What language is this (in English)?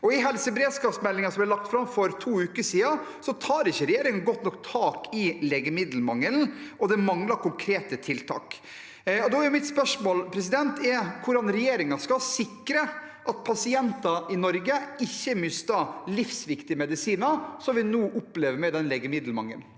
Norwegian